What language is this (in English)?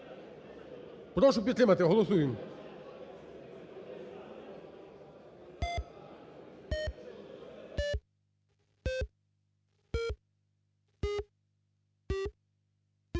Ukrainian